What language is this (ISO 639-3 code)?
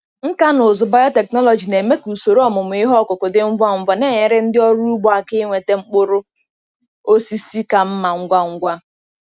ibo